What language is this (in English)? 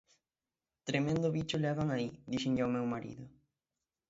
Galician